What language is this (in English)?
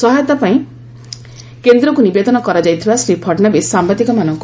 Odia